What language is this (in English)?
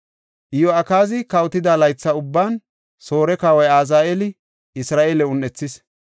Gofa